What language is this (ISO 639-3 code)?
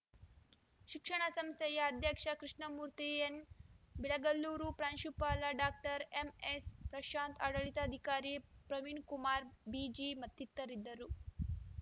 kan